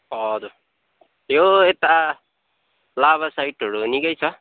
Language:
Nepali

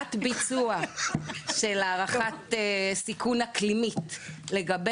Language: Hebrew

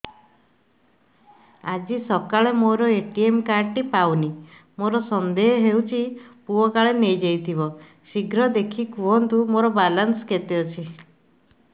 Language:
Odia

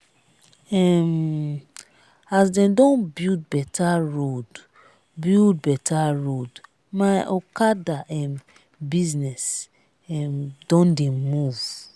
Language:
Nigerian Pidgin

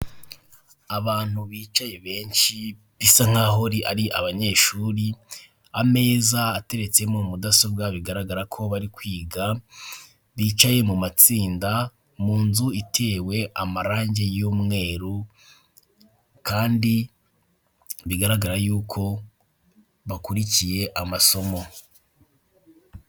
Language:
Kinyarwanda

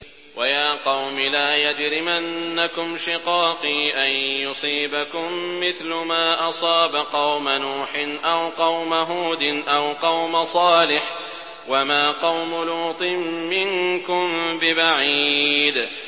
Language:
Arabic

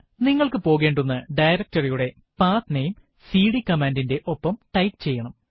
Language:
Malayalam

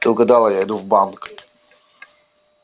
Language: Russian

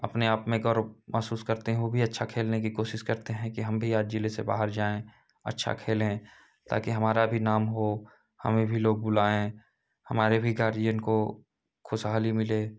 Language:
Hindi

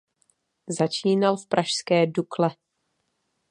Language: Czech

